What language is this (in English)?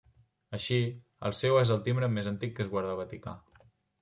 Catalan